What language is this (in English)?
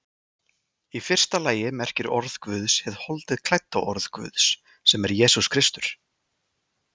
Icelandic